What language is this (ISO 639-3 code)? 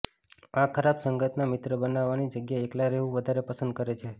guj